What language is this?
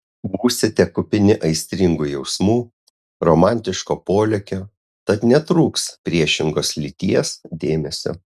Lithuanian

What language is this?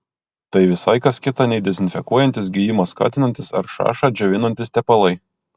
Lithuanian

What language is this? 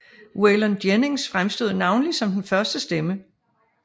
Danish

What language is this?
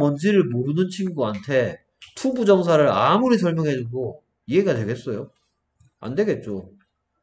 Korean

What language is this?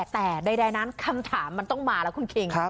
Thai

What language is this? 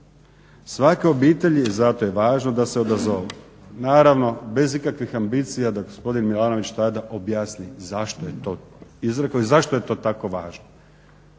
Croatian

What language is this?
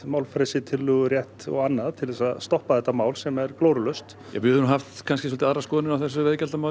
Icelandic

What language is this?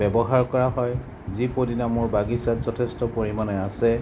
Assamese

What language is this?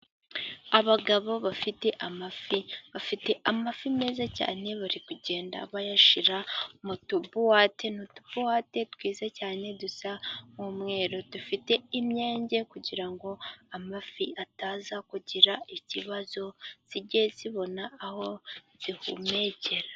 Kinyarwanda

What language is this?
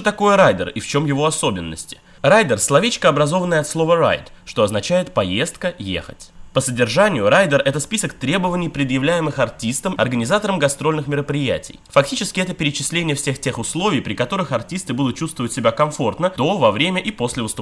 Russian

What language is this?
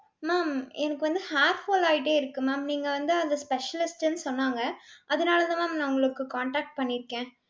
Tamil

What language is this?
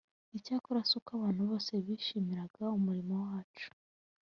Kinyarwanda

